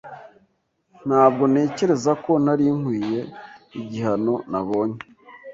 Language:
Kinyarwanda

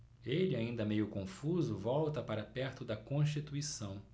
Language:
Portuguese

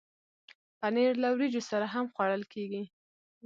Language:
Pashto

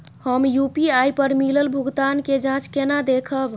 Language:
Maithili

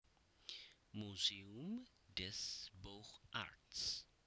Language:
Javanese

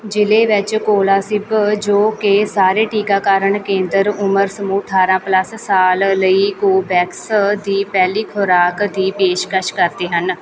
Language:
Punjabi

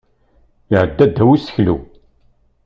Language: Kabyle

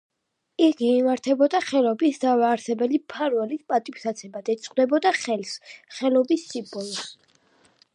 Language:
Georgian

